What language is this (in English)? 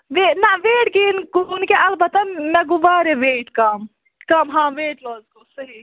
Kashmiri